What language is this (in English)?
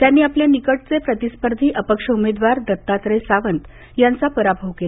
Marathi